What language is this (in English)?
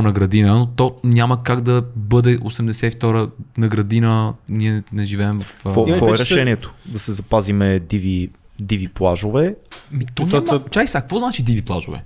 Bulgarian